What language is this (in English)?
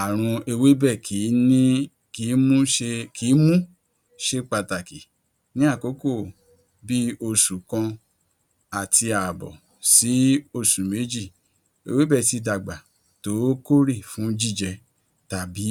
Yoruba